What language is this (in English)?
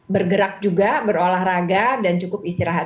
Indonesian